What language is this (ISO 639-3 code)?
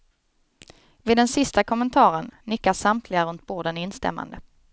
swe